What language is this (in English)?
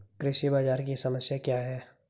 Hindi